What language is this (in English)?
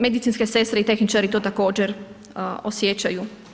Croatian